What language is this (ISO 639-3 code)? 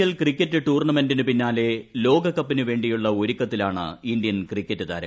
mal